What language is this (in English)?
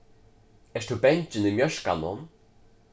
Faroese